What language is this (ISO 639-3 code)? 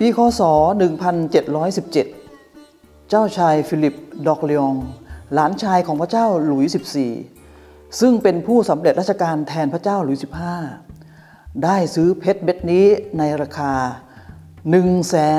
tha